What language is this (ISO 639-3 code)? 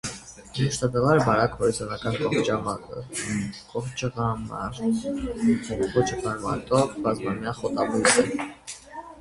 hye